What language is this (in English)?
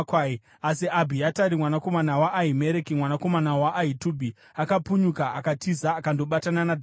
Shona